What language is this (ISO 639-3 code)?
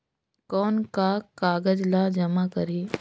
hne